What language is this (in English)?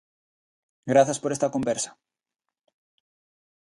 Galician